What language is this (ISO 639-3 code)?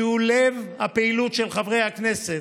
heb